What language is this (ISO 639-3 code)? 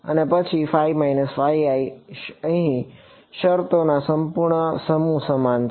guj